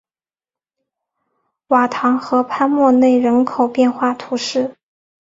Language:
Chinese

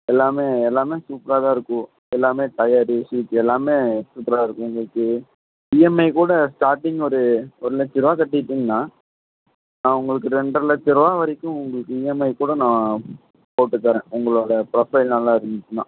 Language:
Tamil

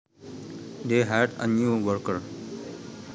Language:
Javanese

